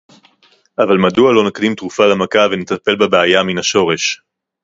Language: Hebrew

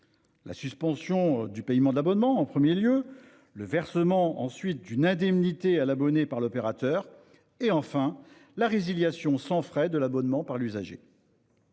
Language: French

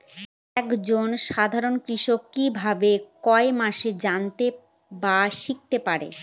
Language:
Bangla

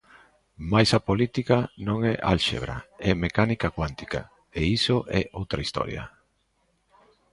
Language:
Galician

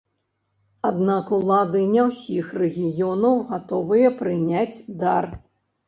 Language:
Belarusian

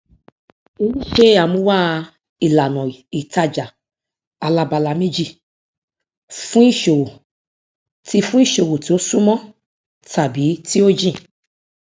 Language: Yoruba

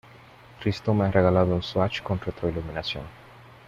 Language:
Spanish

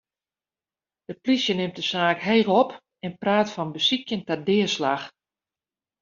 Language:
Western Frisian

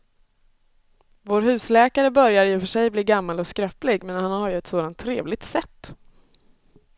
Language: Swedish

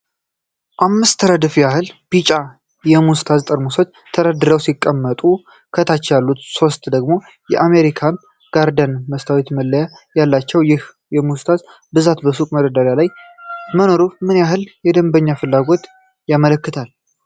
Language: Amharic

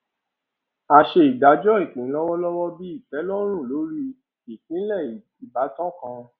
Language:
Yoruba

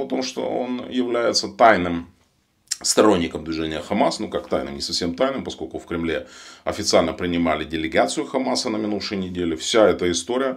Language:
Russian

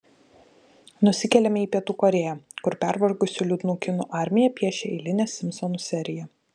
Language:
Lithuanian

